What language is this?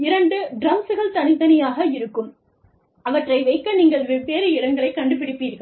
Tamil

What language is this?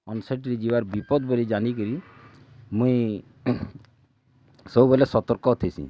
Odia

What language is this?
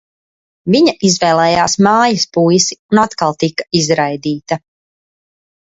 Latvian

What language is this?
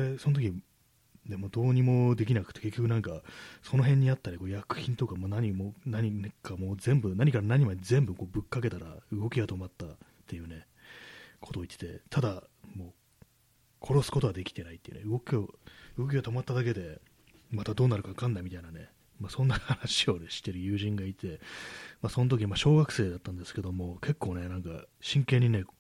Japanese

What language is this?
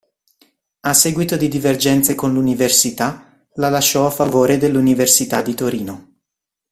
Italian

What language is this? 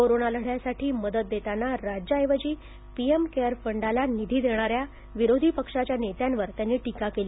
Marathi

